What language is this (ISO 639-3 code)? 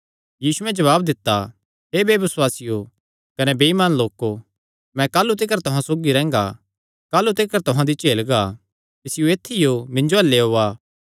xnr